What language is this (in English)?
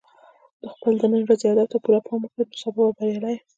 Pashto